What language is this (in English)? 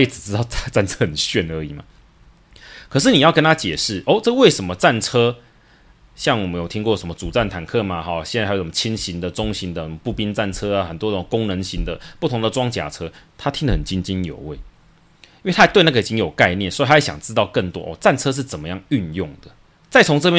Chinese